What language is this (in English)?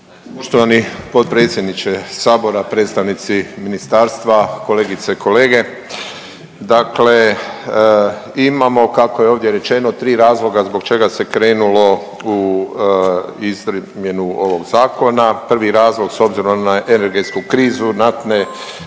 Croatian